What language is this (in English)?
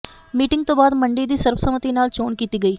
Punjabi